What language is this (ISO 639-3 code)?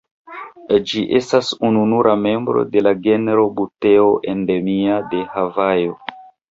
epo